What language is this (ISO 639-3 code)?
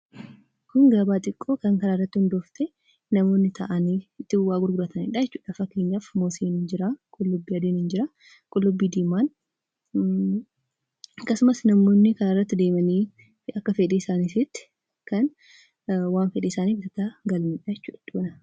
orm